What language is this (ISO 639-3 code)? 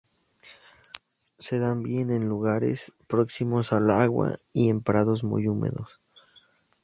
spa